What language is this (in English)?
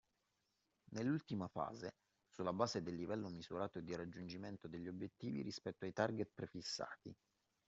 Italian